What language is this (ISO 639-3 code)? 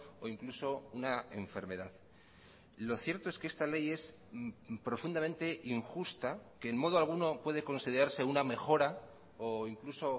spa